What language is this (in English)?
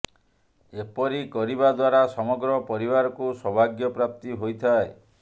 Odia